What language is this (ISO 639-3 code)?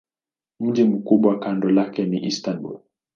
swa